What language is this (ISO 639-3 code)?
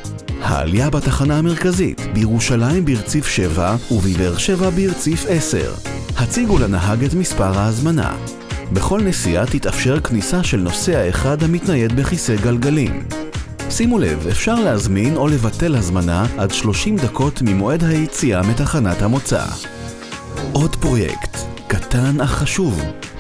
heb